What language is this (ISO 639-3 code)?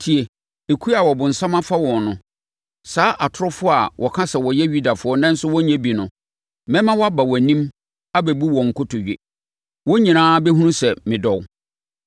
aka